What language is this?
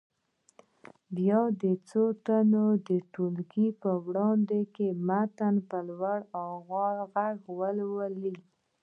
Pashto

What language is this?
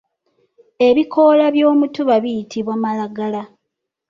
Ganda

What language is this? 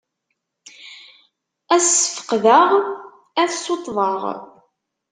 Kabyle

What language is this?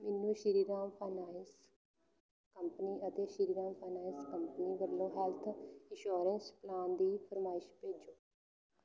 Punjabi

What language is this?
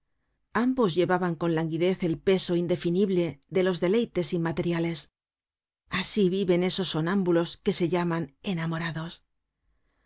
Spanish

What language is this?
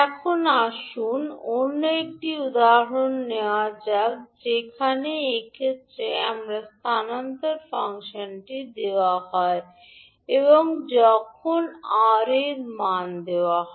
Bangla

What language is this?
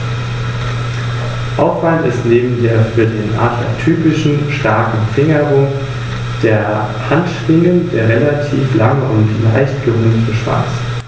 German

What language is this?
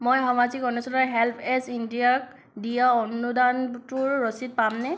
Assamese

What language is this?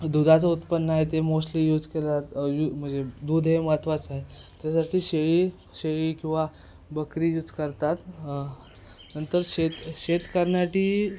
Marathi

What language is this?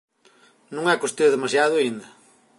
Galician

